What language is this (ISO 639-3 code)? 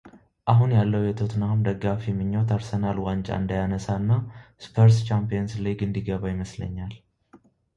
amh